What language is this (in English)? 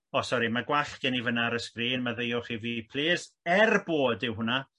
Welsh